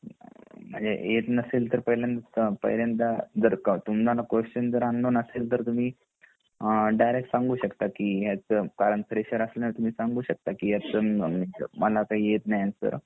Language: Marathi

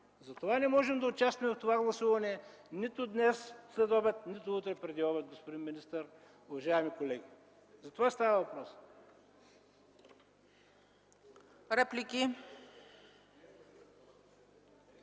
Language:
Bulgarian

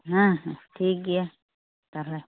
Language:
Santali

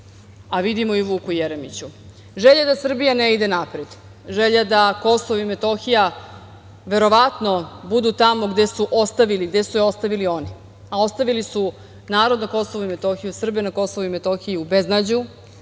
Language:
Serbian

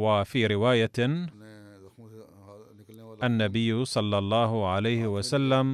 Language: Arabic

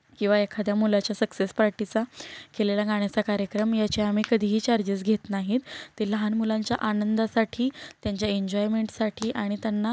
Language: Marathi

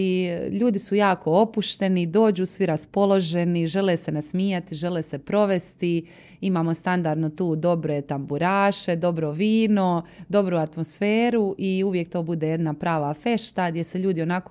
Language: Croatian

